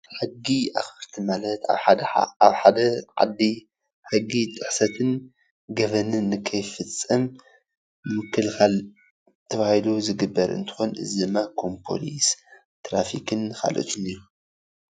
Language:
Tigrinya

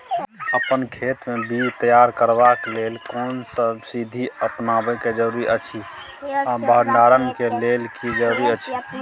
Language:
Maithili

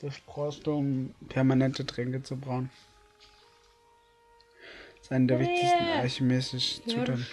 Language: German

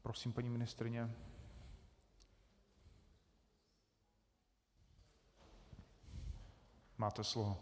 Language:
Czech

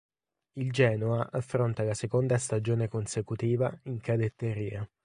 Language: Italian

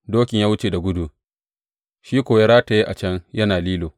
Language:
Hausa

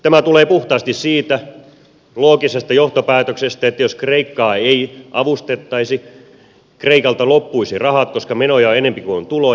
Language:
Finnish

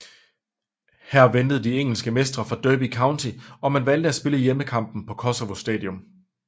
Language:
Danish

